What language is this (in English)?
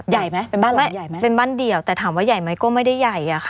Thai